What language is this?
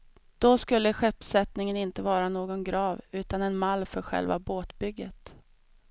Swedish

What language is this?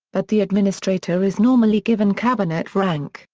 English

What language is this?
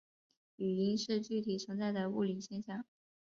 Chinese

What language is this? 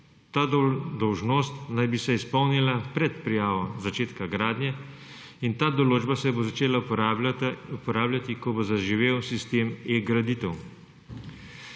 Slovenian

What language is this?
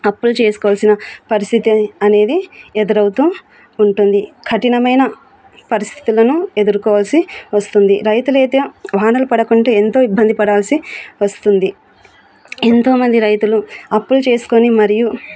Telugu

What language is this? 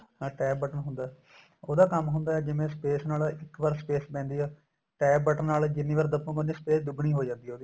Punjabi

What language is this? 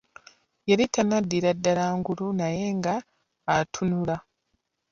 Ganda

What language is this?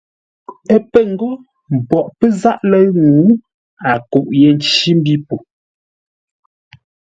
Ngombale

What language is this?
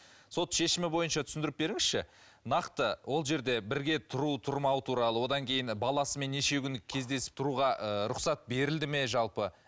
Kazakh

